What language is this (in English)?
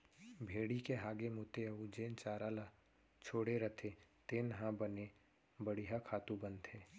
Chhattisgarhi